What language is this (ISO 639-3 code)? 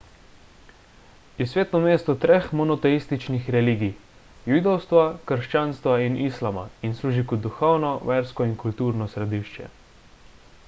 slv